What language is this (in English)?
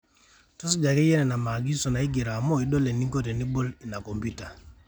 Masai